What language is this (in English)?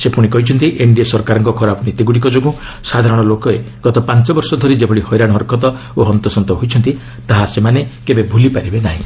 Odia